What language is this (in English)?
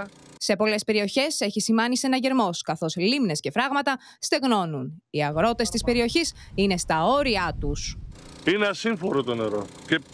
Greek